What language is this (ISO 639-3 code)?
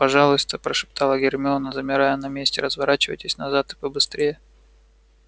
rus